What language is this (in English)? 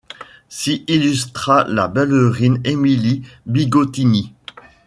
French